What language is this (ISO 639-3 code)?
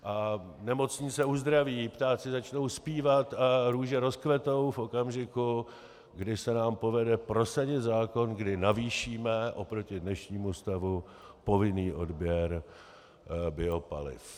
ces